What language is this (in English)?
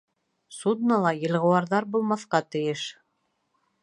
Bashkir